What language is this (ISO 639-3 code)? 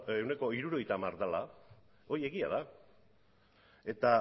eus